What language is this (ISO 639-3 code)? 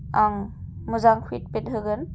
brx